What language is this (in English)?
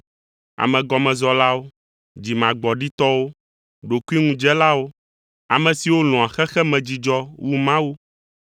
Ewe